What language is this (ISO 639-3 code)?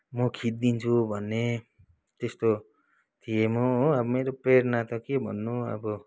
nep